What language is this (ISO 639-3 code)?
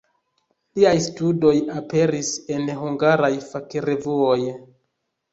epo